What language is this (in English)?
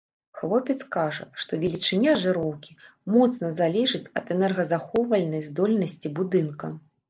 Belarusian